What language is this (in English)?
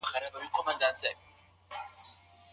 Pashto